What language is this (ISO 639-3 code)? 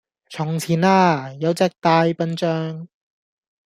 yue